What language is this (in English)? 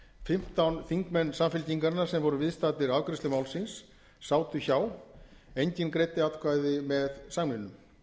Icelandic